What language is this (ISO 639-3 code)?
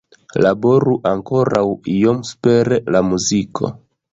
epo